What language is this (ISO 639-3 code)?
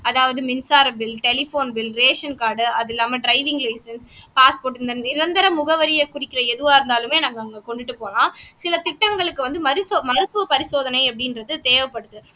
tam